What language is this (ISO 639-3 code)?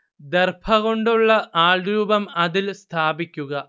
mal